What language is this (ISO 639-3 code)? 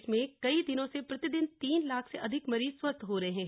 hin